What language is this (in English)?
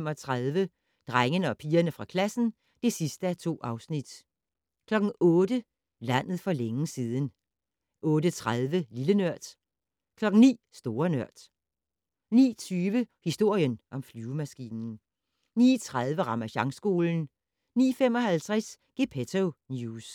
Danish